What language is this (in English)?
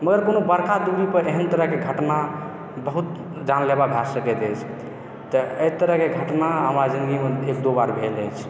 Maithili